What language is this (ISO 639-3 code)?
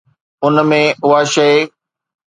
snd